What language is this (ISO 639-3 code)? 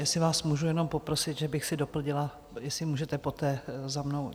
ces